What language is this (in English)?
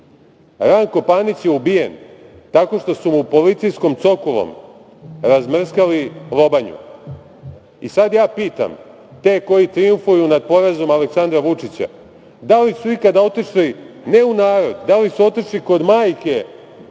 Serbian